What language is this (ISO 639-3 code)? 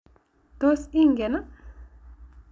kln